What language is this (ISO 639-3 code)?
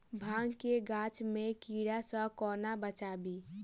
mai